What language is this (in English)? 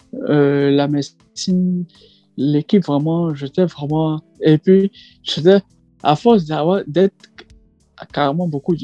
French